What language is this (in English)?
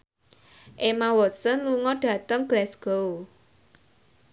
Javanese